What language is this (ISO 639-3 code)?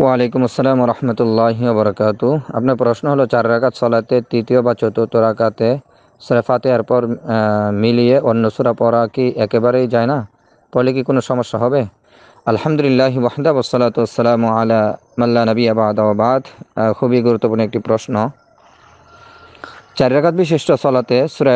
ara